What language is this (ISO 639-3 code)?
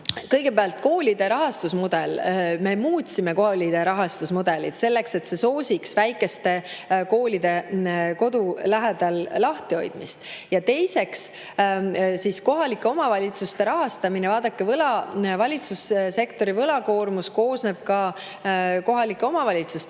est